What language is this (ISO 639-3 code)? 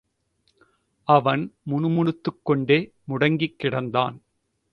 tam